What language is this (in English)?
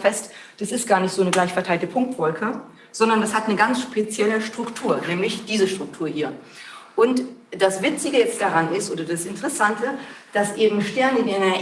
German